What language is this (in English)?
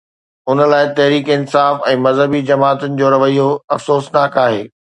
Sindhi